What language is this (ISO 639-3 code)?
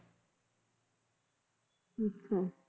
pan